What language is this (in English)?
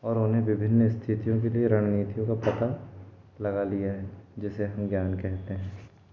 Hindi